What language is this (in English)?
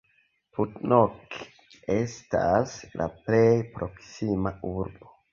Esperanto